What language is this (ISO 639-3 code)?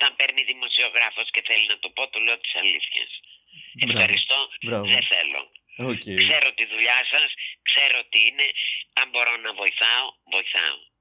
ell